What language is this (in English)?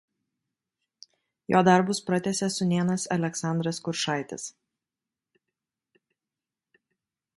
Lithuanian